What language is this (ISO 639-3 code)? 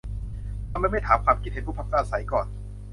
tha